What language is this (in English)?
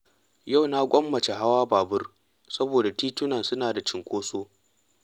Hausa